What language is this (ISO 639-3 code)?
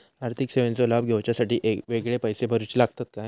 mar